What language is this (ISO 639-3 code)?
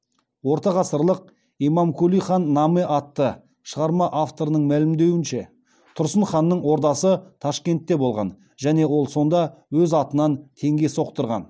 kaz